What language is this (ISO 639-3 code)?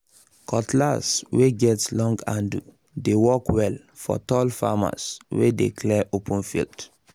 pcm